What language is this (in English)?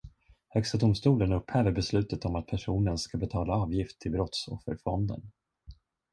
Swedish